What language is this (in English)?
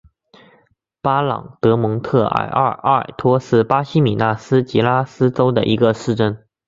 Chinese